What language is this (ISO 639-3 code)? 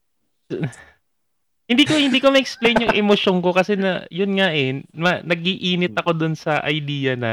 fil